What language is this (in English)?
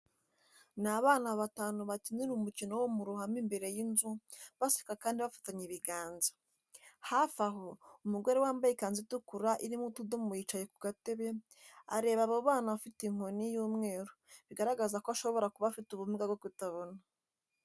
Kinyarwanda